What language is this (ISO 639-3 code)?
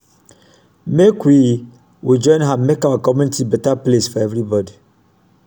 pcm